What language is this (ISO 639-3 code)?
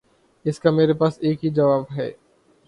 urd